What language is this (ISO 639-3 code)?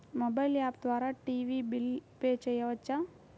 tel